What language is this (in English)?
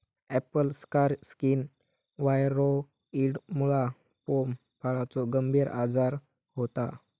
Marathi